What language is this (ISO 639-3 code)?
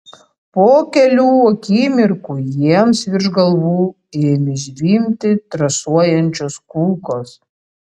lit